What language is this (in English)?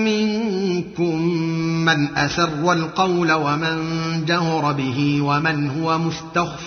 Arabic